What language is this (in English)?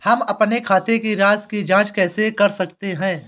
Hindi